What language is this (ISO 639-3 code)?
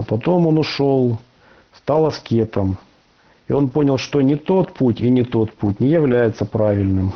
rus